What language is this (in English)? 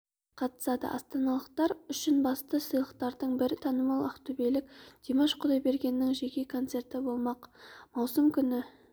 Kazakh